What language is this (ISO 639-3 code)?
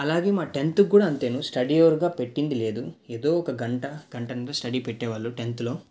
tel